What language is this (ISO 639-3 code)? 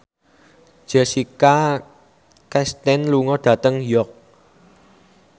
jav